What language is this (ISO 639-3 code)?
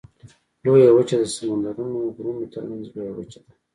pus